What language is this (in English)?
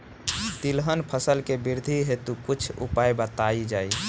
Bhojpuri